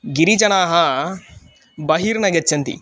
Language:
Sanskrit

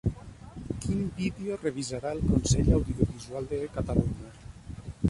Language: Catalan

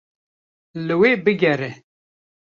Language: Kurdish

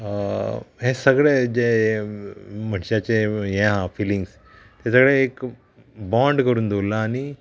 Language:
Konkani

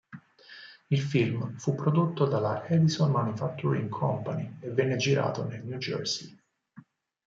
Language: Italian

